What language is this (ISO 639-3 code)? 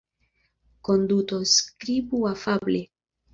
epo